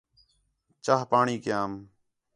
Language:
Khetrani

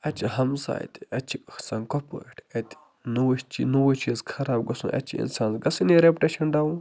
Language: Kashmiri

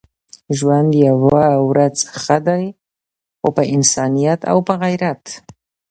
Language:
Pashto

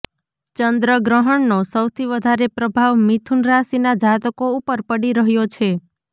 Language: Gujarati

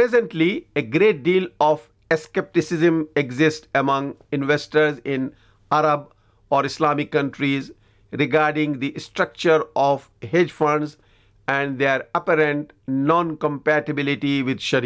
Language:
English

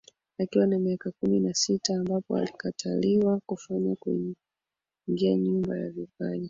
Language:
Swahili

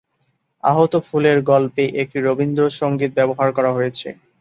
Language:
Bangla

